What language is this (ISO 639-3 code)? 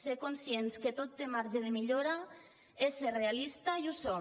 cat